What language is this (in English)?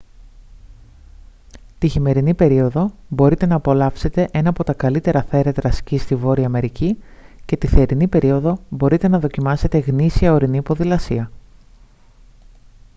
Greek